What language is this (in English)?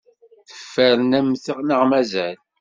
Kabyle